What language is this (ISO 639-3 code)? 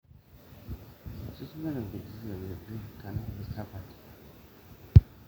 mas